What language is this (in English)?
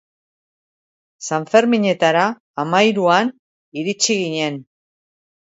Basque